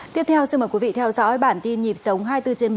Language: Vietnamese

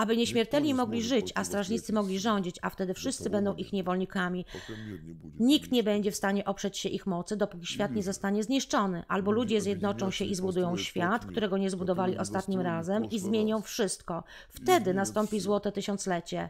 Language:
Polish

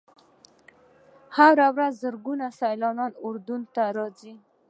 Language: Pashto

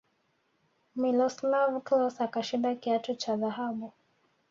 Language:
Swahili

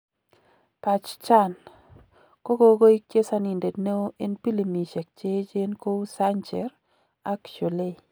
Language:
Kalenjin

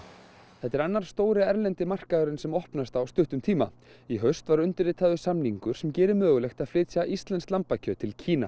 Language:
Icelandic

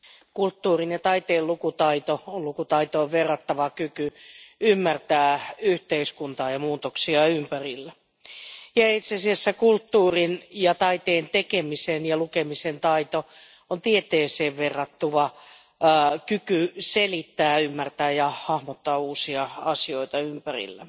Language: Finnish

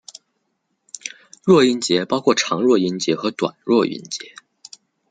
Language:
Chinese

